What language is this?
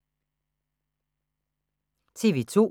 Danish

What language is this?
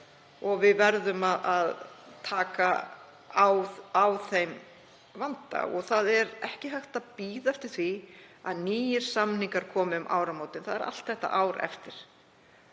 Icelandic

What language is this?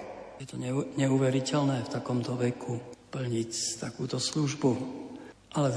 Slovak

